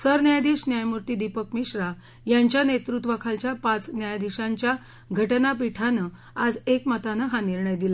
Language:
Marathi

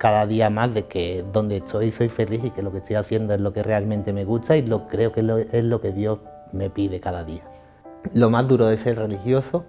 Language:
Spanish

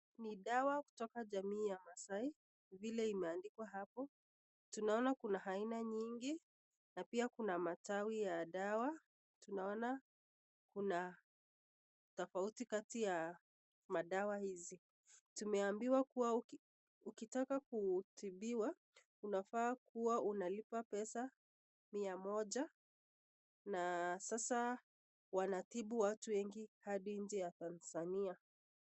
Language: Swahili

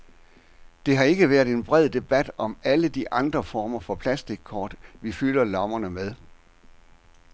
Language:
Danish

